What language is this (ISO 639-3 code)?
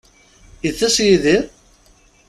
kab